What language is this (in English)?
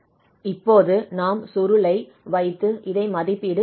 Tamil